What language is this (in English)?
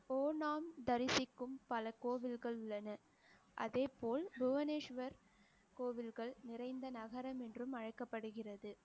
Tamil